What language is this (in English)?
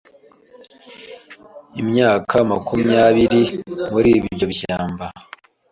Kinyarwanda